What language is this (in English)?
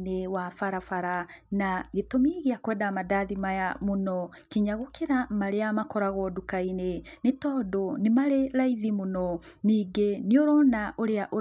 Kikuyu